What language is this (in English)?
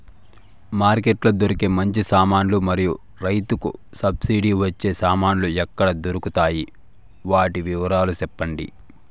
Telugu